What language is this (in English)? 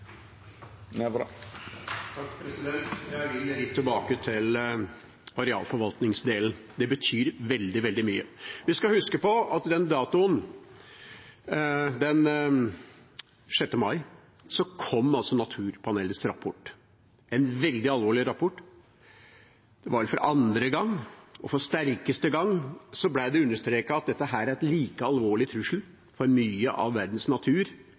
Norwegian